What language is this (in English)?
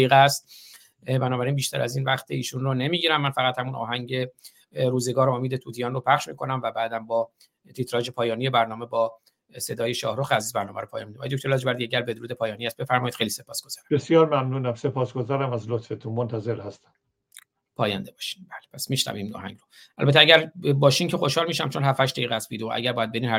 Persian